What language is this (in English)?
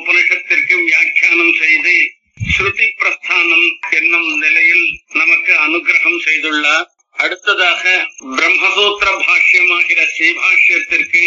Tamil